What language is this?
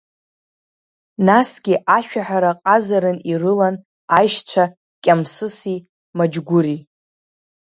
Abkhazian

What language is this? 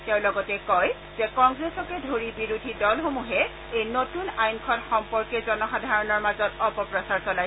Assamese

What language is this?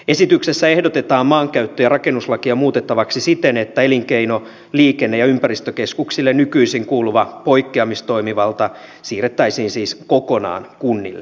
Finnish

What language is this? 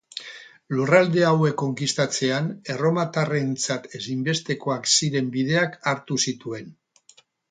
Basque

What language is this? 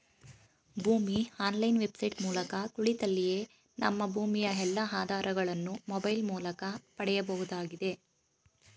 Kannada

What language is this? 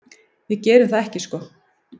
Icelandic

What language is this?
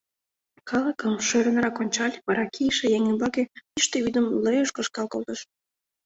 Mari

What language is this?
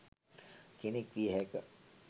Sinhala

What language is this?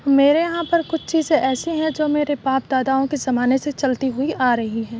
Urdu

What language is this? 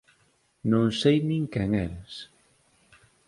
Galician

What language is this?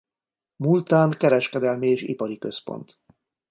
Hungarian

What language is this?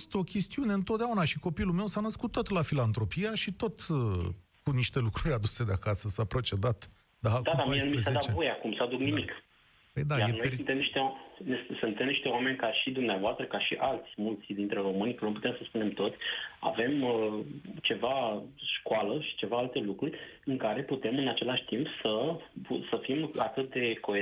Romanian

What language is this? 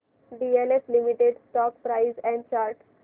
Marathi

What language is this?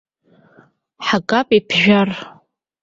Abkhazian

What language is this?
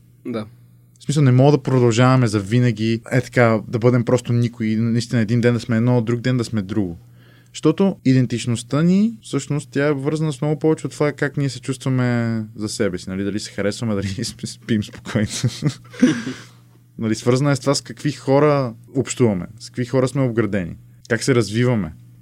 Bulgarian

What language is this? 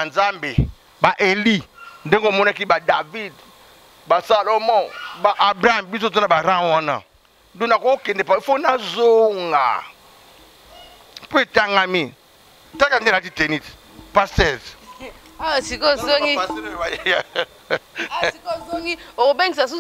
French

